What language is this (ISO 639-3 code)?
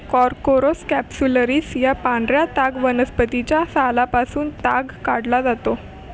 mar